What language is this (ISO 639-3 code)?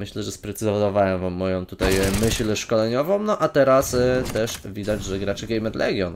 pol